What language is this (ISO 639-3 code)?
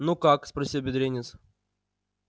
rus